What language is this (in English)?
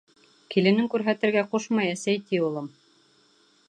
Bashkir